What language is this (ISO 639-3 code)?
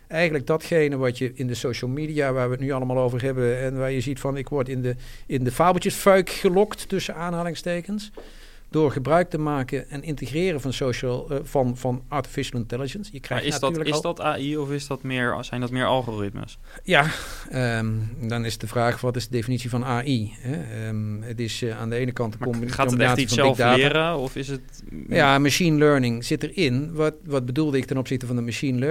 nld